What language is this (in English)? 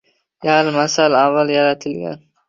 Uzbek